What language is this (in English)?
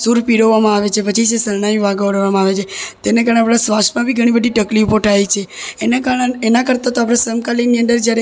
Gujarati